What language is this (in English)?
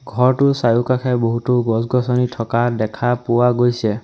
Assamese